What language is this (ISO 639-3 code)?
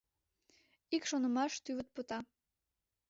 chm